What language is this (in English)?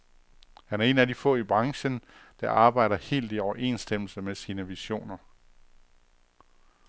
Danish